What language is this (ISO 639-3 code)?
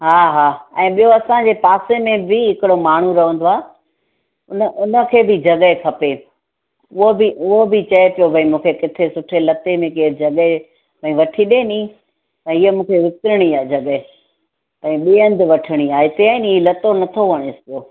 snd